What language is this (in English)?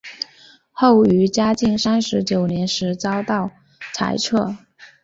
Chinese